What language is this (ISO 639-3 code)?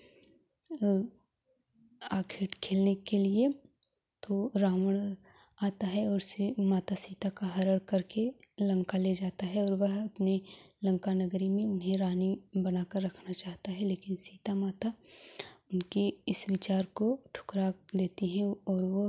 hin